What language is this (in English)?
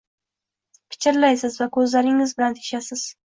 Uzbek